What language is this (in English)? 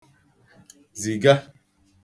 Igbo